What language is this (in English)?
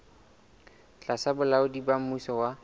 Southern Sotho